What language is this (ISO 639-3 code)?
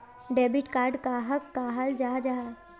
mag